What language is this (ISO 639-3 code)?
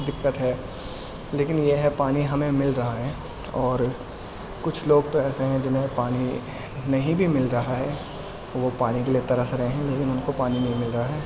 urd